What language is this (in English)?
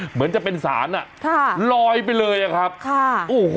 Thai